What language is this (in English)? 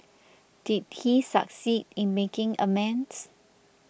English